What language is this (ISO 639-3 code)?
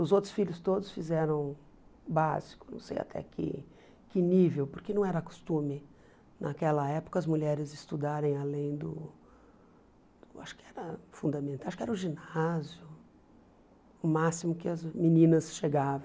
por